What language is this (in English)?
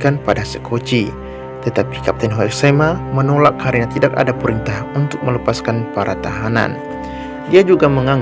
Indonesian